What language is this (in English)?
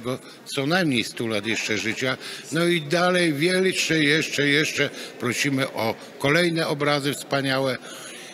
Polish